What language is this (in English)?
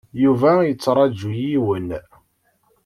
Kabyle